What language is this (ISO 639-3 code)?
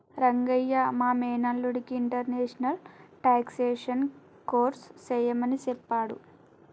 tel